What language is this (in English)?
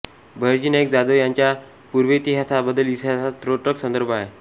Marathi